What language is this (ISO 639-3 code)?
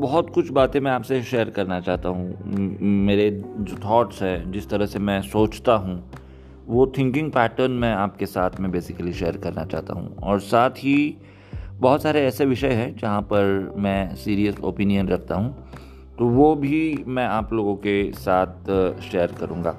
hin